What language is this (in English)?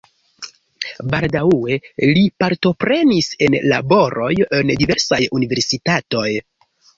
Esperanto